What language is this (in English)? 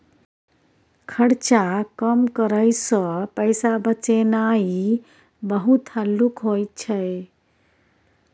Maithili